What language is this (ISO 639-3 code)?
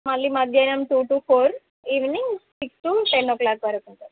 tel